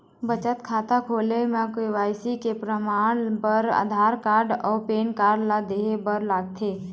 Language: Chhattisgarhi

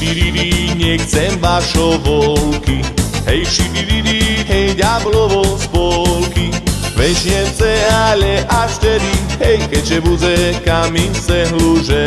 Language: Slovak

